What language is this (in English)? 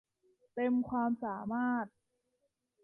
Thai